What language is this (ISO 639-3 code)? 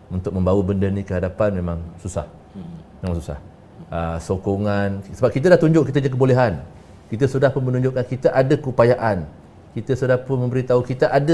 msa